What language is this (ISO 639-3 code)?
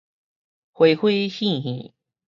nan